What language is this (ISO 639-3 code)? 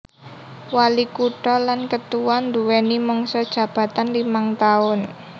jav